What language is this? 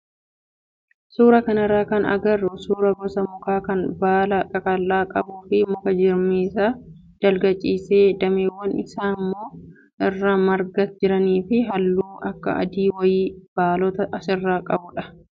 Oromo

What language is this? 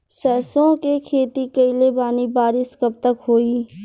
Bhojpuri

